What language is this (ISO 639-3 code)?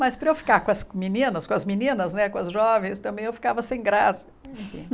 por